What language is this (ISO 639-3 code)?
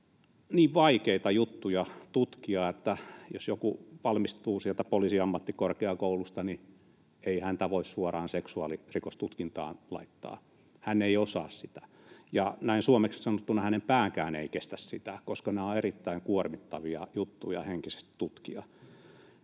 fin